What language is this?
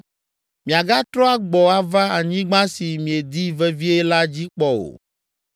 Ewe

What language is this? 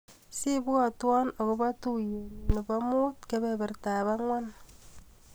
Kalenjin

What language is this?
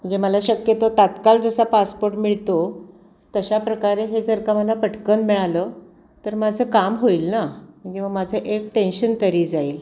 Marathi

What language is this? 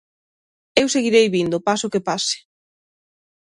Galician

